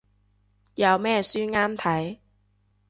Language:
Cantonese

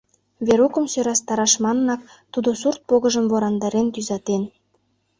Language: Mari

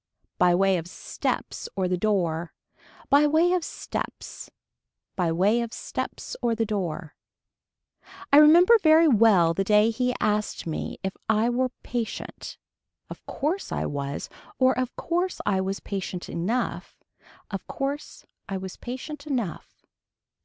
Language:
English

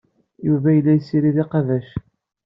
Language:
Kabyle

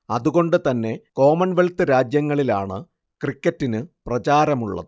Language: Malayalam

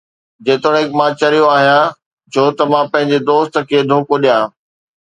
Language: Sindhi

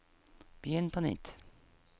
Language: Norwegian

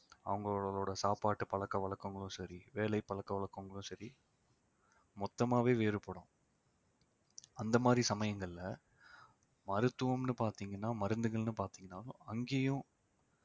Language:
Tamil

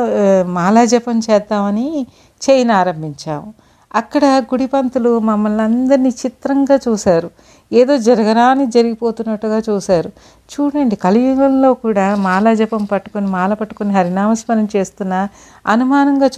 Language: Telugu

